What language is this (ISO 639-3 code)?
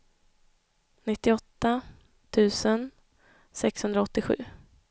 swe